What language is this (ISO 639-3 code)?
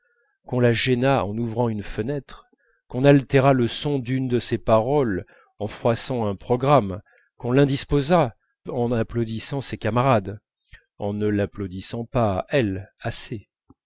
fra